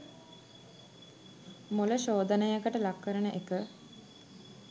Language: Sinhala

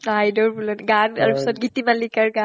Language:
Assamese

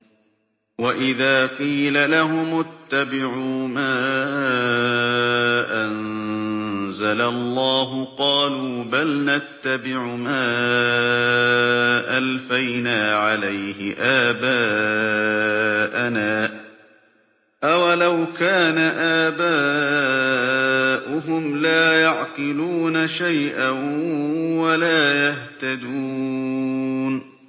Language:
Arabic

